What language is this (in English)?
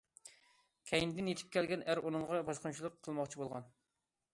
Uyghur